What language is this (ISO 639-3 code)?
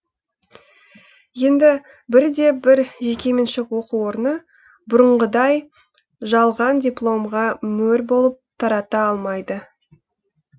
kaz